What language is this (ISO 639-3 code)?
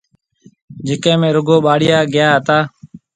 mve